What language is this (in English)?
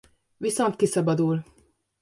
Hungarian